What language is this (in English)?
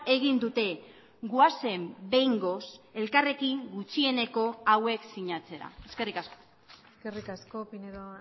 Basque